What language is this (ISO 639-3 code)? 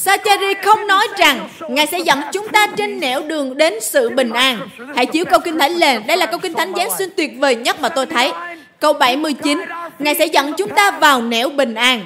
vie